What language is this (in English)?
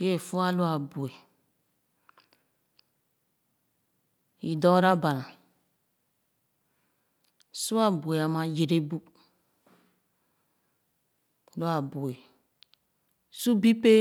Khana